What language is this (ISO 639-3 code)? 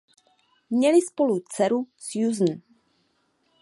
ces